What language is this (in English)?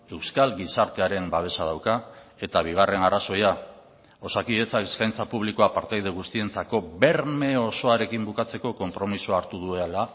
Basque